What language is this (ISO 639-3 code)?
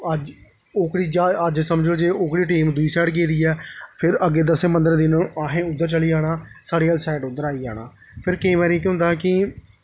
doi